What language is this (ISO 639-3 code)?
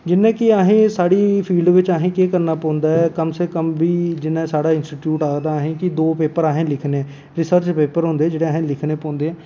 doi